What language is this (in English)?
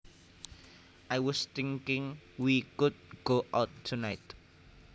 Javanese